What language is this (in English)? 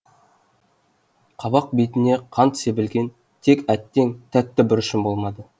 Kazakh